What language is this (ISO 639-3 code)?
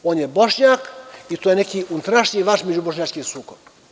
srp